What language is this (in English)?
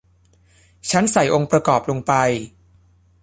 Thai